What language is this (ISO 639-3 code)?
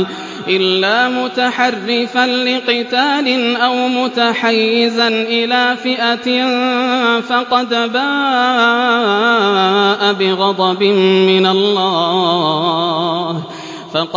ara